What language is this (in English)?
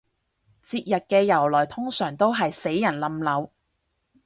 Cantonese